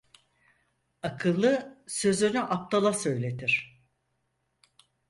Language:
Turkish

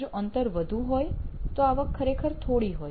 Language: Gujarati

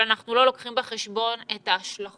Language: Hebrew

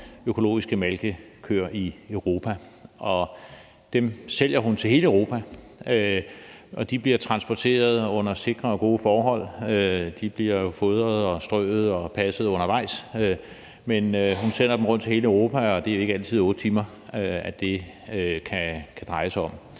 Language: Danish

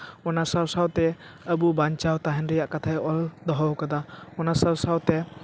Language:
Santali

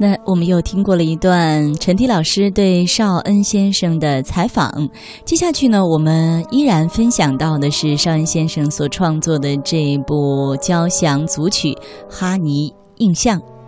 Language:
Chinese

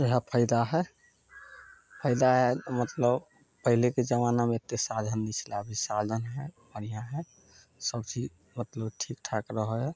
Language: Maithili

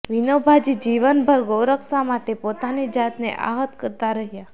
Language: Gujarati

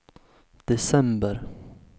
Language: Swedish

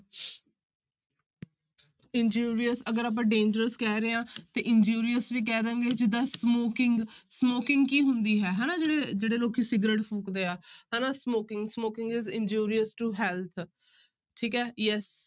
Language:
Punjabi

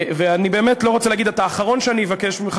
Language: Hebrew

